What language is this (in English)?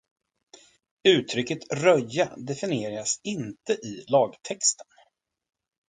Swedish